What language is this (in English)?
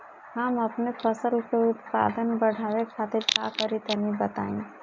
Bhojpuri